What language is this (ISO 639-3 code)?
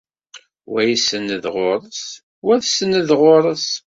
kab